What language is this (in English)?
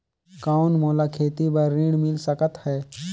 Chhattisgarhi